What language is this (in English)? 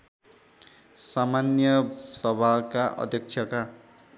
Nepali